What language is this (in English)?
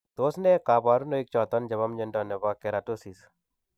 Kalenjin